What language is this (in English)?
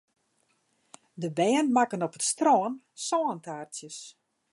Western Frisian